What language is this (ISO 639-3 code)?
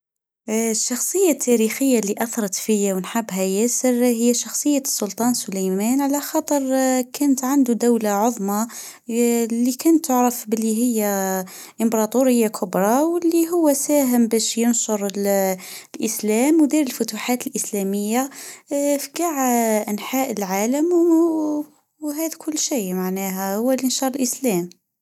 aeb